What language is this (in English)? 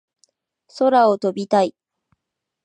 Japanese